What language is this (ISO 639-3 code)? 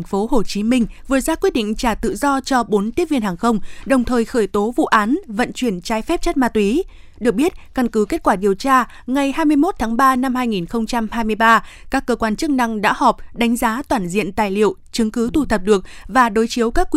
vie